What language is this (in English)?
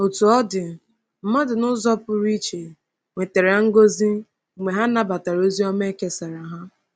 Igbo